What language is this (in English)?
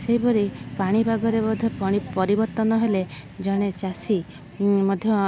Odia